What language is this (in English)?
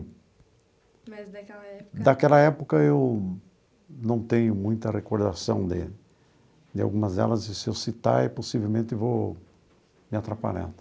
Portuguese